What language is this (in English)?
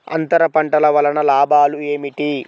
Telugu